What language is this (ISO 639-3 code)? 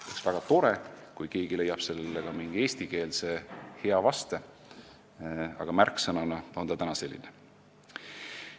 est